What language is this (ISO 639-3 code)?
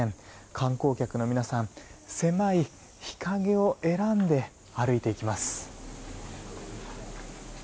jpn